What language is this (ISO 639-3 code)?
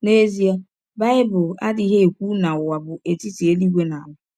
ibo